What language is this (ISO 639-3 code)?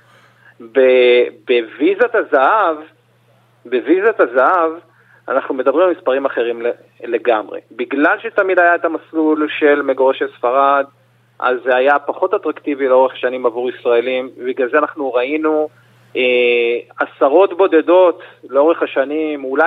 heb